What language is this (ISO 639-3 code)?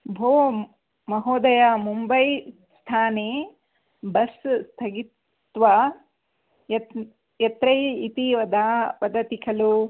san